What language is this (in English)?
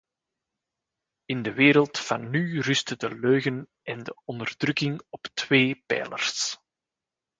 Dutch